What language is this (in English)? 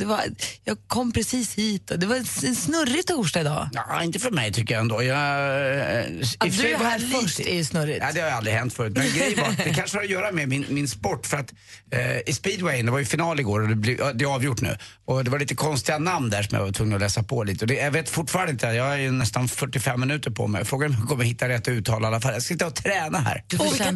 Swedish